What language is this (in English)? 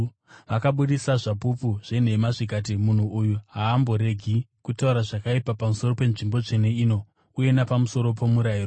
Shona